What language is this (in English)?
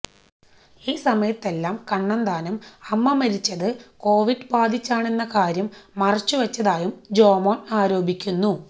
Malayalam